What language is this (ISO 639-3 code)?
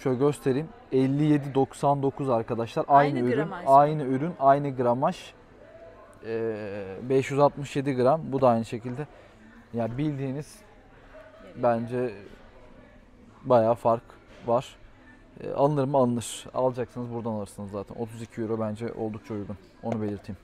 tur